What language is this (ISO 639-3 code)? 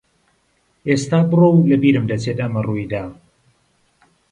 ckb